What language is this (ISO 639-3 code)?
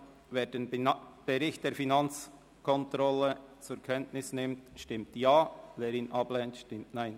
gsw